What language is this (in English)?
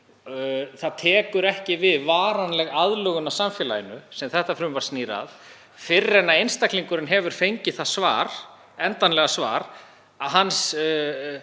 Icelandic